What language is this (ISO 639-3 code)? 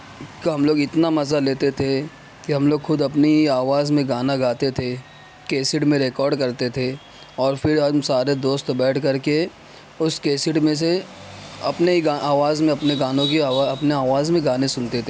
urd